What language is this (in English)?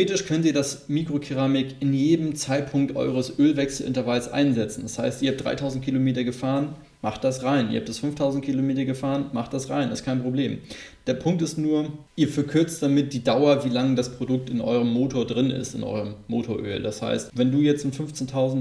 German